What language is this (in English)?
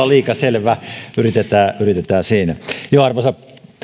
Finnish